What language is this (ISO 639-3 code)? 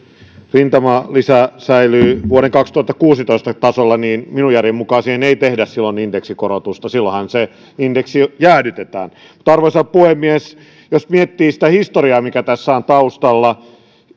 fin